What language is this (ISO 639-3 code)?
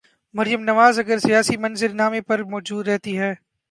urd